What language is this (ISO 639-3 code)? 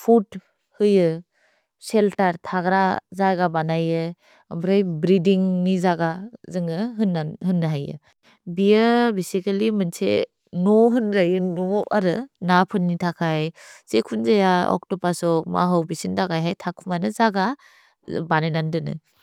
brx